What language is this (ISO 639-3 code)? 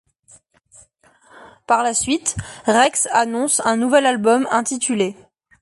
fra